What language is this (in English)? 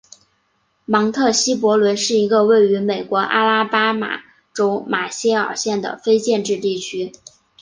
Chinese